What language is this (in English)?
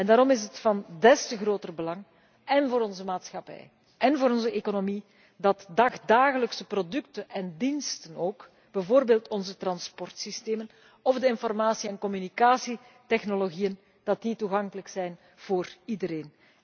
Dutch